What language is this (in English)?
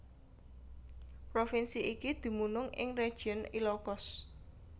Javanese